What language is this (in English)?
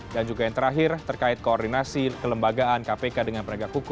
Indonesian